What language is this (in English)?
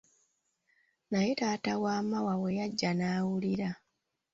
Ganda